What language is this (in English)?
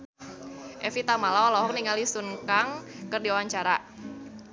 Sundanese